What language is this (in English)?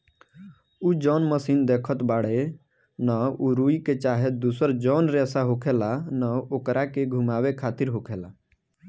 Bhojpuri